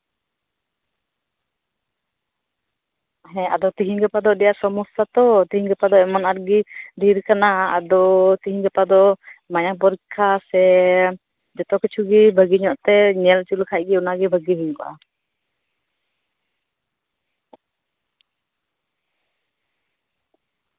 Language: Santali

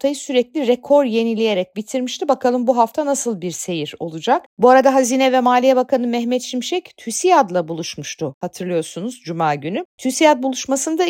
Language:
Turkish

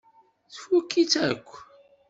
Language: Kabyle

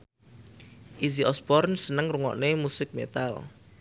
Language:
Javanese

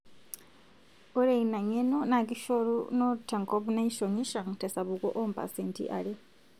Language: Masai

